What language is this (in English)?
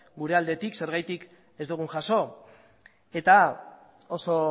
Basque